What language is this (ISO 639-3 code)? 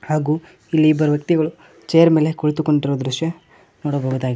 kan